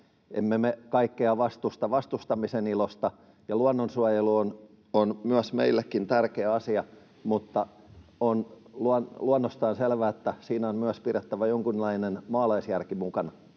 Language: Finnish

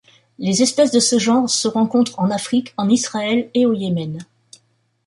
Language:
French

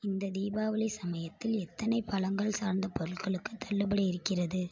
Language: Tamil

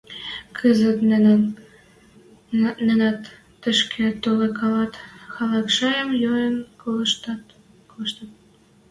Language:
Western Mari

